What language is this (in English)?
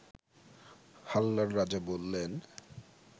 Bangla